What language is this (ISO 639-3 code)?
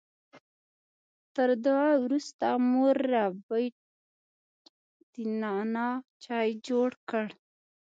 pus